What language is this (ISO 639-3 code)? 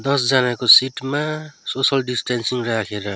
nep